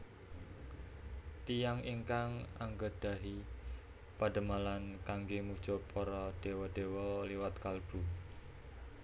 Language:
Javanese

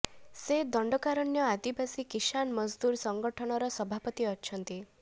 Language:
Odia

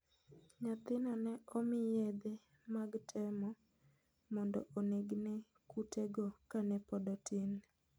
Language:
Luo (Kenya and Tanzania)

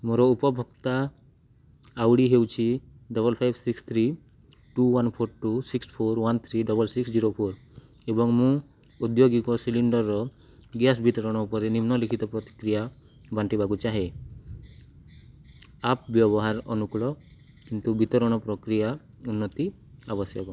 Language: Odia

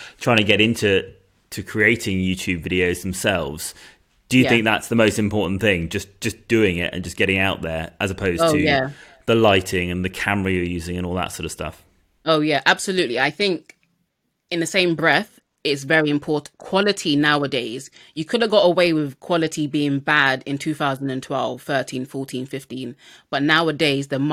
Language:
English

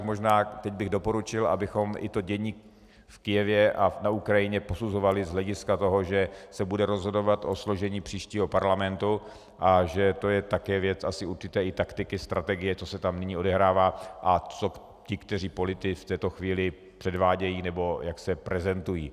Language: Czech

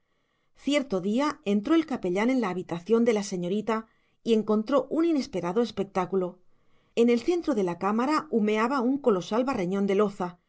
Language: Spanish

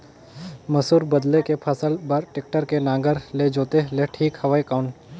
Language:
Chhattisgarhi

